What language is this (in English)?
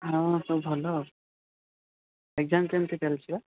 Odia